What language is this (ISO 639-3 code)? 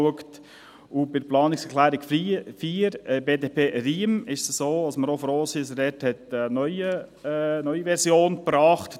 gsw